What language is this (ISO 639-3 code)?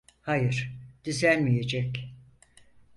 tur